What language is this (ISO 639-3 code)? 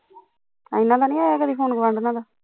pan